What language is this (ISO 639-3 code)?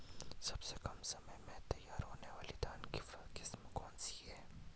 hin